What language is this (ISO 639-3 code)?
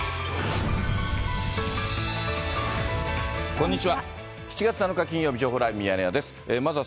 jpn